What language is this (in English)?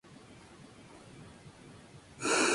Spanish